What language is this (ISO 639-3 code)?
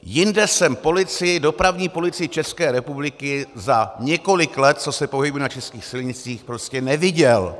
ces